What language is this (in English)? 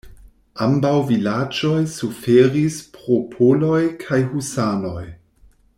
Esperanto